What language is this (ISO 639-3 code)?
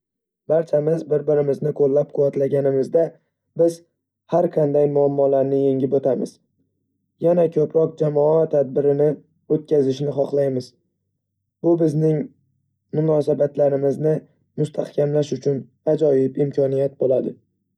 uzb